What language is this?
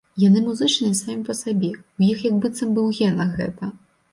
Belarusian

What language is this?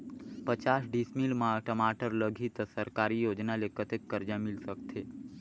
Chhattisgarhi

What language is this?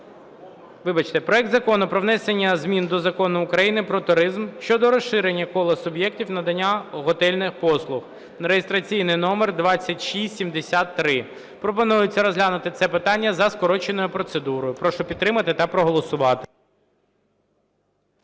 Ukrainian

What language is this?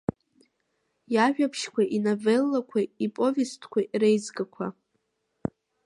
Abkhazian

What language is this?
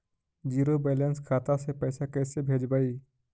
Magahi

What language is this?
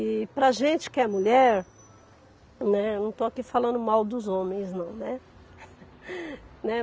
Portuguese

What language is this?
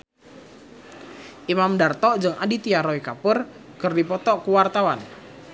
Sundanese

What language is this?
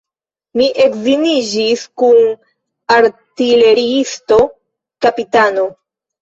Esperanto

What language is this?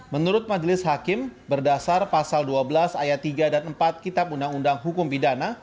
Indonesian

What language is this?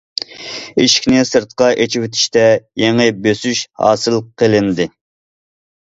Uyghur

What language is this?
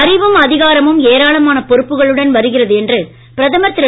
Tamil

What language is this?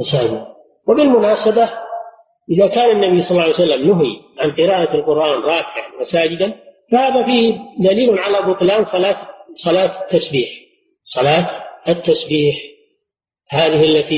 Arabic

